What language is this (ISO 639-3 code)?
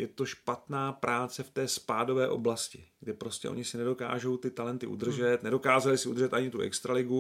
ces